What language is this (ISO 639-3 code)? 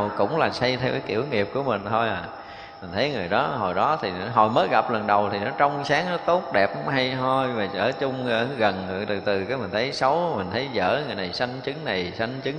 vie